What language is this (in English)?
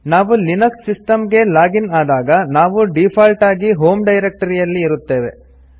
Kannada